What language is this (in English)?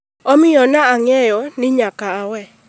Luo (Kenya and Tanzania)